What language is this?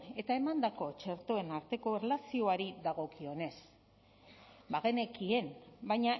Basque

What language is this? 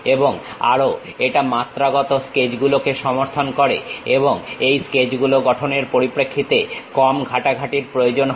Bangla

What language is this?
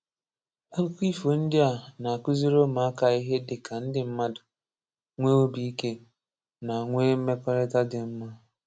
Igbo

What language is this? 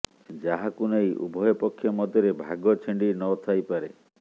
Odia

